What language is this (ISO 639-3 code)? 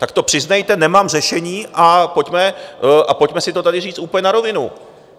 ces